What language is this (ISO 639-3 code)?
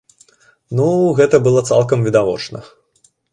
bel